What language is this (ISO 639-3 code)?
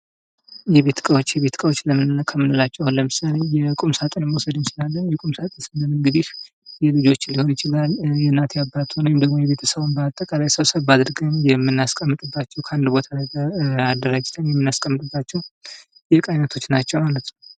amh